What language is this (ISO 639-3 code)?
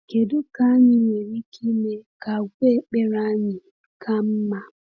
ibo